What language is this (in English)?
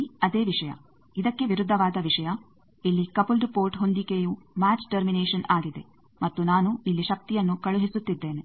Kannada